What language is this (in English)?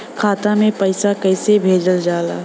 Bhojpuri